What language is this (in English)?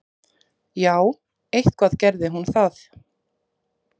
Icelandic